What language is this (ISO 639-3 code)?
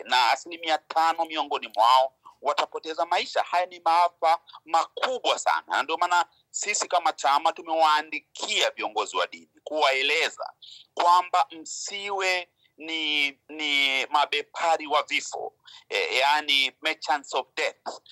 swa